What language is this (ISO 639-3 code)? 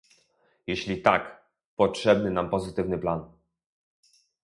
pol